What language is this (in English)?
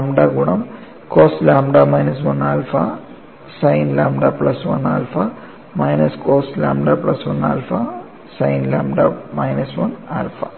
Malayalam